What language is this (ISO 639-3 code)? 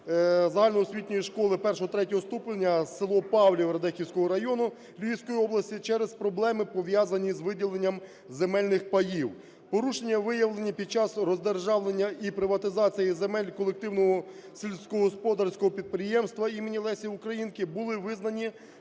ukr